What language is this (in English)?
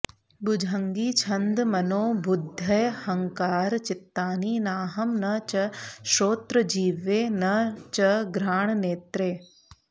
Sanskrit